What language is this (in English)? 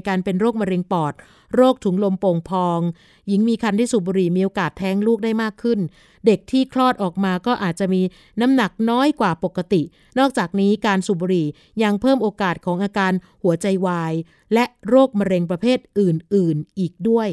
Thai